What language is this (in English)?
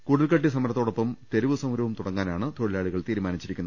Malayalam